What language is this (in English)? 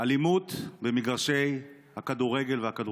Hebrew